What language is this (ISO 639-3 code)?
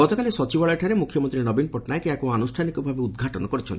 ori